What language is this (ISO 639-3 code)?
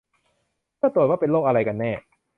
tha